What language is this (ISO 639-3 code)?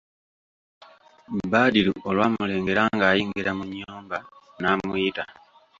lug